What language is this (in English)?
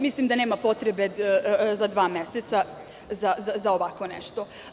Serbian